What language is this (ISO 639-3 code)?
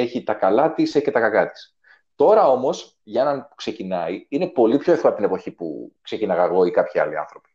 ell